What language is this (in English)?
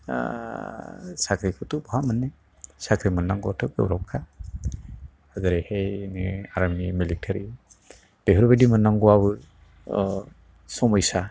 Bodo